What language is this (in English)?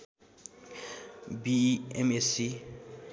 Nepali